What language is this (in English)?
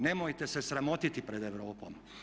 Croatian